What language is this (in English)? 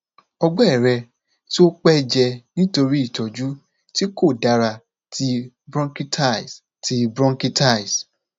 Yoruba